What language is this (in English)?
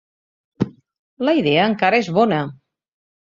Catalan